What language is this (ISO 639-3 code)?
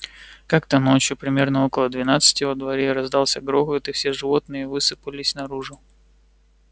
rus